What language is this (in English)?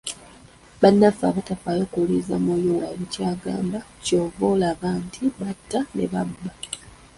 Ganda